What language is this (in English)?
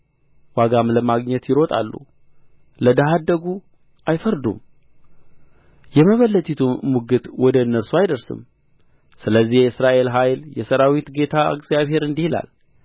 Amharic